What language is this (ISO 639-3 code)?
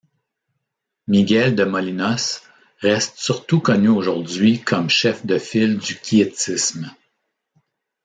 fra